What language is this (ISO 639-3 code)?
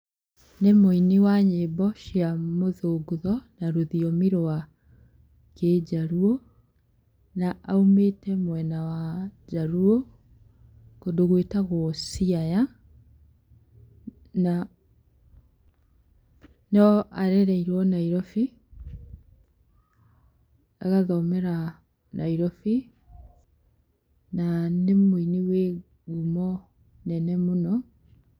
kik